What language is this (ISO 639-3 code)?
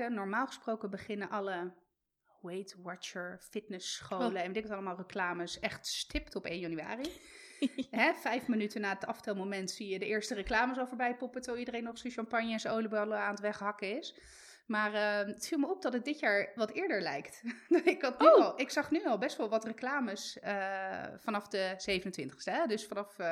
nld